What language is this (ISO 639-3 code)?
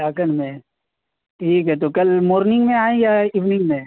urd